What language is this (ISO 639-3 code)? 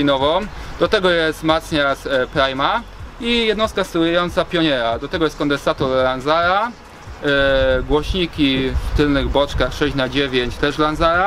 pol